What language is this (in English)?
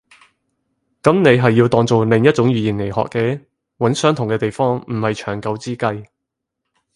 Cantonese